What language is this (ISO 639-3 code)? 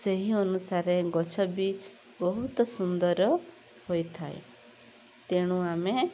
ori